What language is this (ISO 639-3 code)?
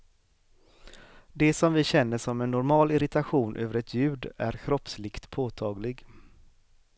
swe